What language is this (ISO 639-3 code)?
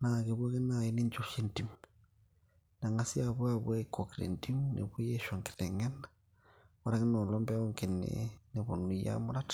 mas